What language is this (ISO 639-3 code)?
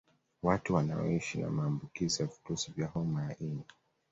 swa